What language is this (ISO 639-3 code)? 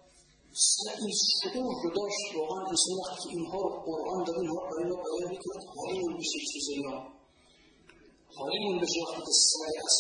fas